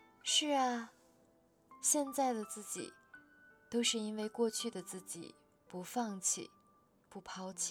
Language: Chinese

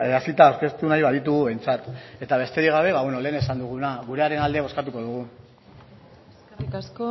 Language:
Basque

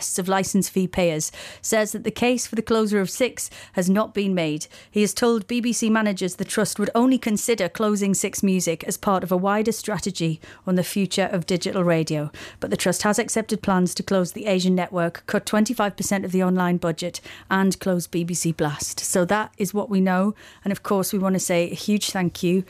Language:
English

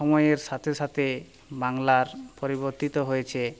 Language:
Bangla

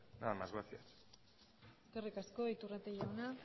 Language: Basque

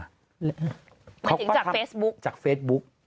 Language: Thai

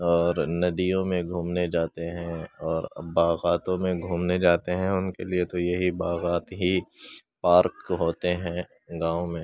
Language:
Urdu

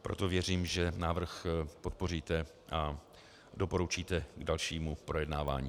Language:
Czech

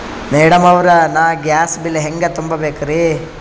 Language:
Kannada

